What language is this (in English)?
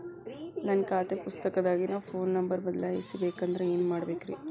Kannada